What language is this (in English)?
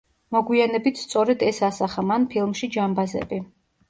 Georgian